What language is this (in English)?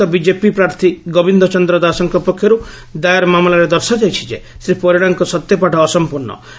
Odia